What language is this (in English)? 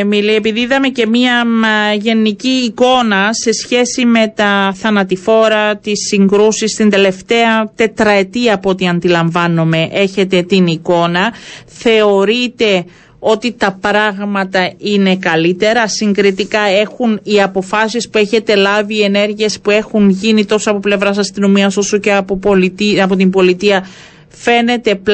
Greek